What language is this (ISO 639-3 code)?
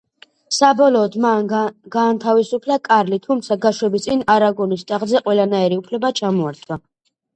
kat